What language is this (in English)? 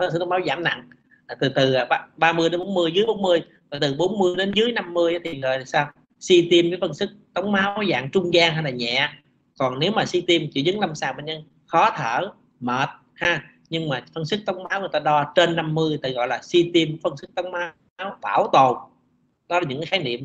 Vietnamese